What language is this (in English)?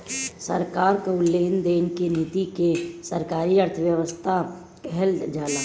Bhojpuri